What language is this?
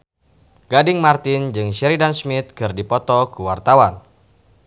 Sundanese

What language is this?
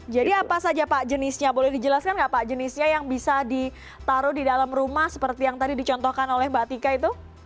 Indonesian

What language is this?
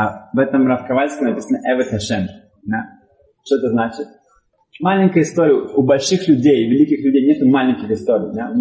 Russian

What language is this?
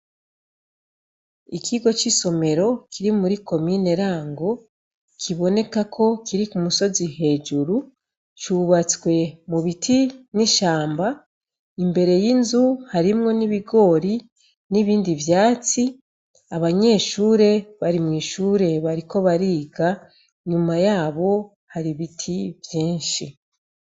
Rundi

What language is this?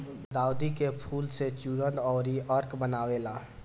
Bhojpuri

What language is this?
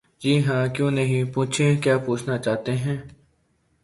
Urdu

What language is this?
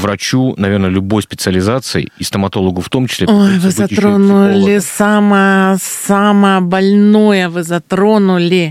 Russian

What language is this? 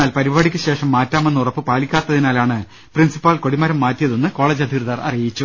Malayalam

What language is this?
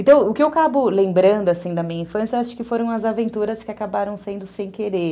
Portuguese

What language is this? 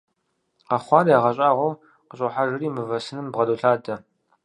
Kabardian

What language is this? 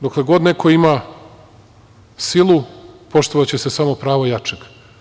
Serbian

